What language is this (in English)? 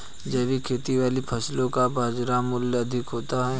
Hindi